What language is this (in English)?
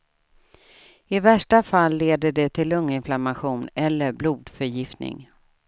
Swedish